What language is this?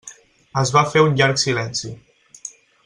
Catalan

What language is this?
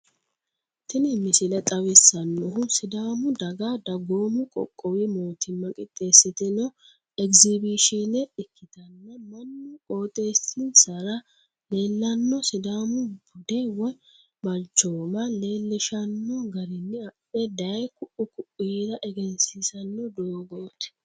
Sidamo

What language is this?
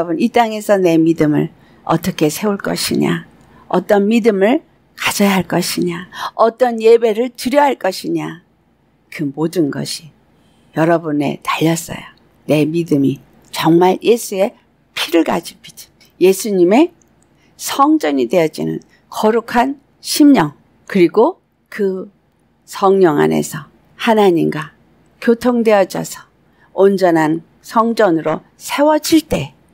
Korean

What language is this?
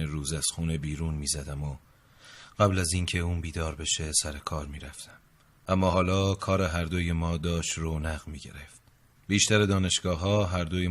Persian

